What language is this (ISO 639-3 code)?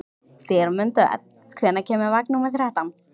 isl